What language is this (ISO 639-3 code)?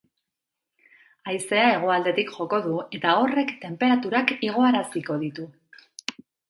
eus